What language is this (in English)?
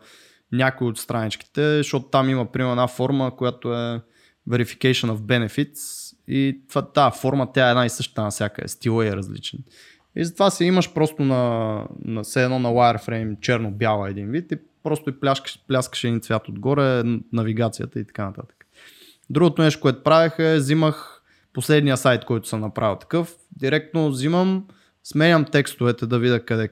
Bulgarian